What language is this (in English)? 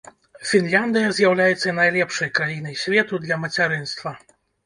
Belarusian